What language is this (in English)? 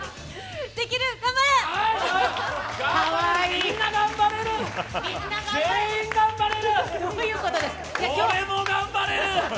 Japanese